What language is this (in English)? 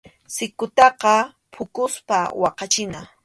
Arequipa-La Unión Quechua